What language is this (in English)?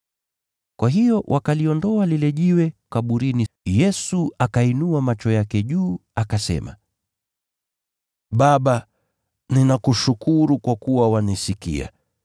Swahili